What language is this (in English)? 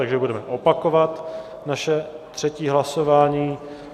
Czech